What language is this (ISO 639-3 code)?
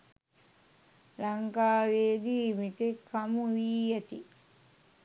sin